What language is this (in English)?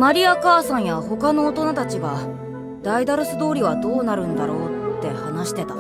Japanese